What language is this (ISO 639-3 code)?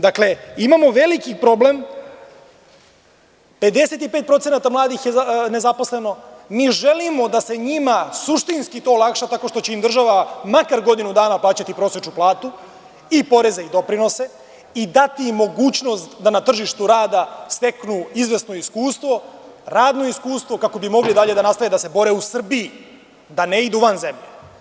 srp